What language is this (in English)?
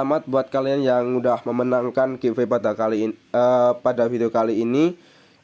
Indonesian